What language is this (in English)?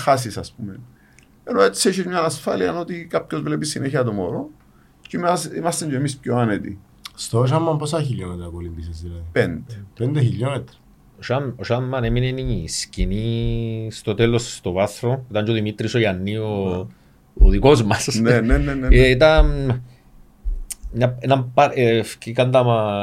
Greek